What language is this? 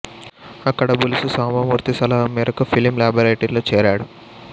Telugu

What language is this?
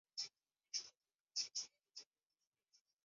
Chinese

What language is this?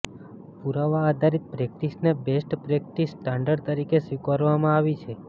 Gujarati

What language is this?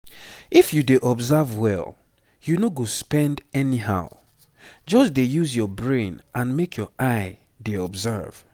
Nigerian Pidgin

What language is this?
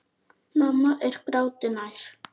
Icelandic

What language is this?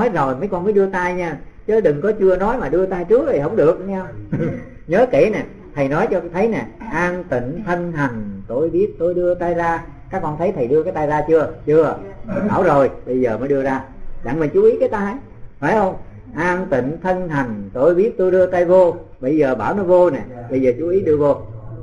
Vietnamese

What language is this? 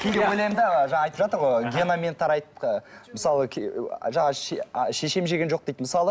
Kazakh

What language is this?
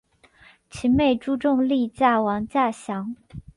Chinese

